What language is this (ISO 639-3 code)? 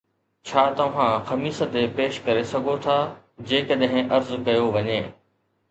snd